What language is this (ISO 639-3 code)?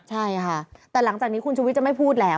tha